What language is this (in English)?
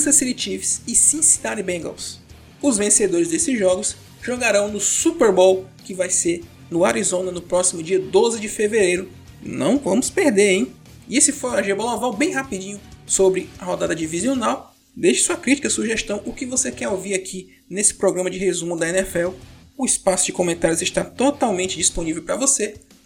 Portuguese